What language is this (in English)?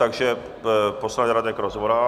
Czech